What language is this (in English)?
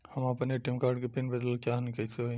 Bhojpuri